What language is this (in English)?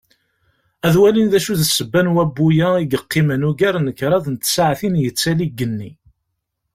Kabyle